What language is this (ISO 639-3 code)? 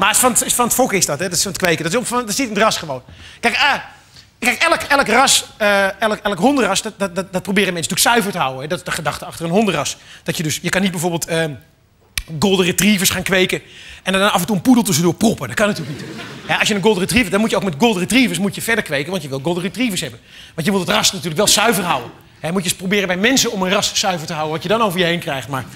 nld